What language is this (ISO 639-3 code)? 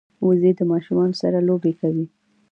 pus